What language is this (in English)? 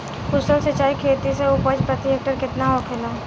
Bhojpuri